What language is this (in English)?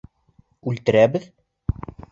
Bashkir